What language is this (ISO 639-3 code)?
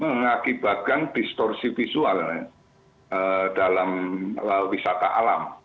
ind